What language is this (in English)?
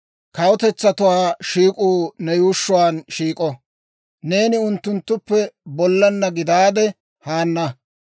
Dawro